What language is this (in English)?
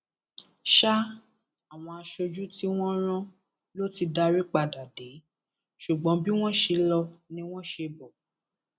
Yoruba